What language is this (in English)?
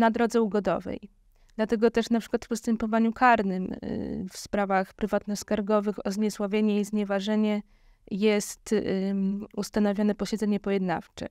Polish